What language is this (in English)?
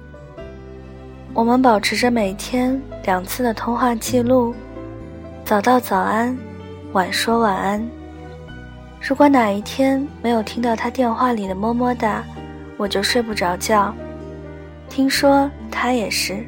Chinese